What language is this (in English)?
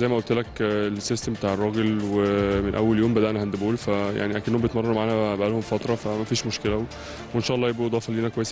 Arabic